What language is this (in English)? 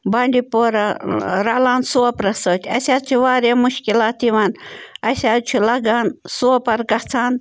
Kashmiri